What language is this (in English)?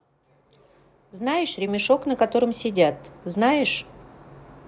Russian